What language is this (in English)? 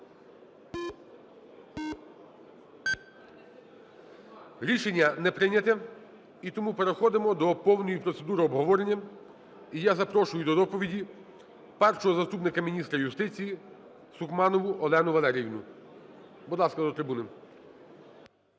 Ukrainian